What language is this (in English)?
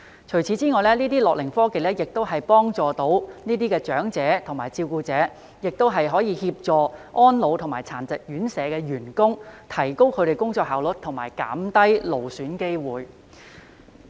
Cantonese